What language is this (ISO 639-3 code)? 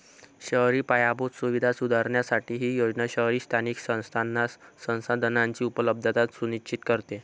mar